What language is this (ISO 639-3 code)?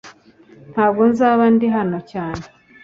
kin